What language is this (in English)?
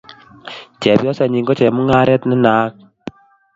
Kalenjin